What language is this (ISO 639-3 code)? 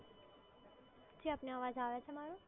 guj